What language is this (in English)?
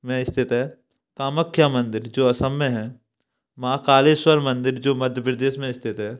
Hindi